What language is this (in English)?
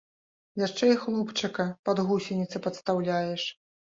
Belarusian